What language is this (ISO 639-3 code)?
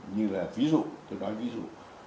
vie